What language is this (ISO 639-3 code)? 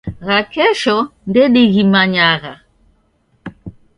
dav